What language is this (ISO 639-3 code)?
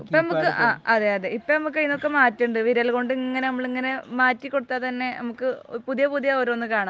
mal